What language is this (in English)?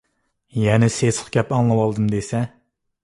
Uyghur